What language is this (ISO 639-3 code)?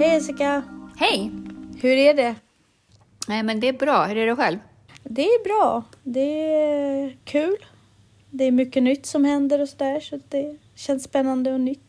swe